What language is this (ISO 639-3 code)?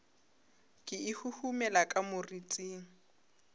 nso